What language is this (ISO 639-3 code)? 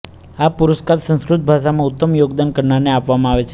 guj